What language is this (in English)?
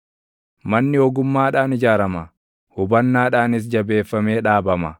Oromo